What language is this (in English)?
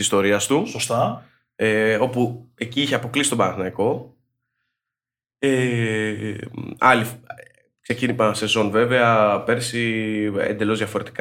Greek